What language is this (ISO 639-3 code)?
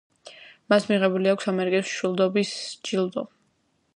kat